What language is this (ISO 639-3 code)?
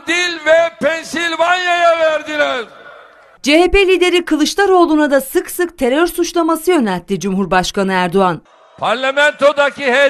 tur